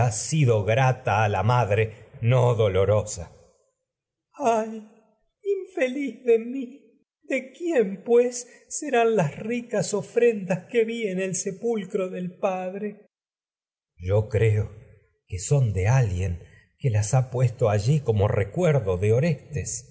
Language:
Spanish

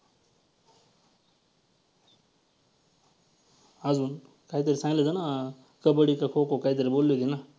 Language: Marathi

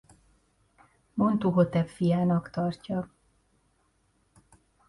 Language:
Hungarian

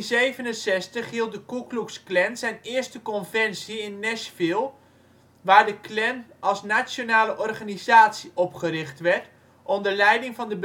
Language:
Dutch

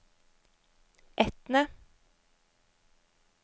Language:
Norwegian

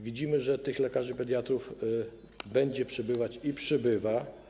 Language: Polish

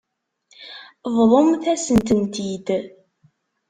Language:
Kabyle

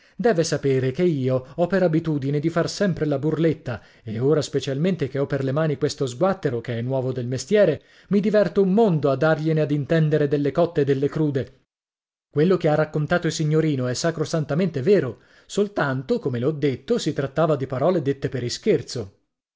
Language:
Italian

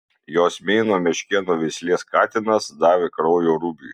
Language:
Lithuanian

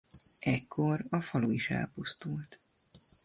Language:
Hungarian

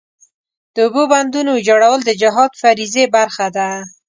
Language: Pashto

